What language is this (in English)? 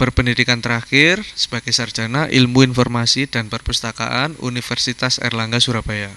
Indonesian